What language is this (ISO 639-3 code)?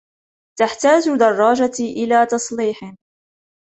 ara